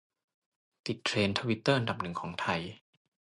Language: Thai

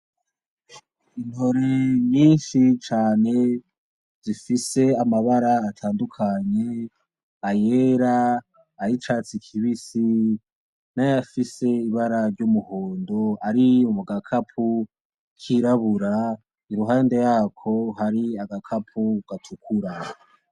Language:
Rundi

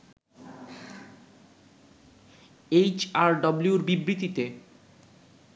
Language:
Bangla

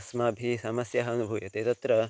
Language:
Sanskrit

